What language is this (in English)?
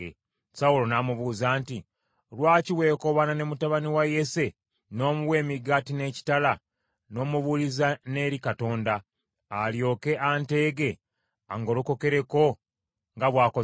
Ganda